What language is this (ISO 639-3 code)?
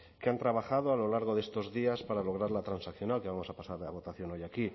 spa